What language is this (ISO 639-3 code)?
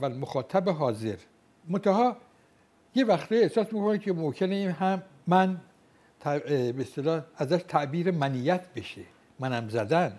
fas